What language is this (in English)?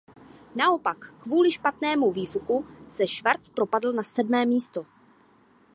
Czech